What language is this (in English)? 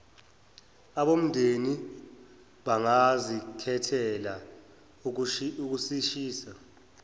Zulu